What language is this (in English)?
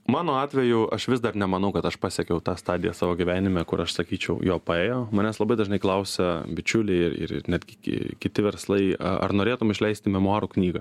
Lithuanian